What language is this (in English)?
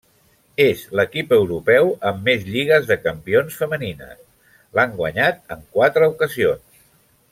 Catalan